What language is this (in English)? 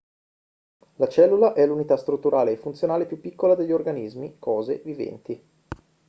Italian